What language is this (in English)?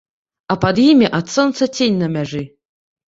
Belarusian